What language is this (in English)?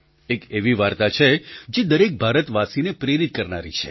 Gujarati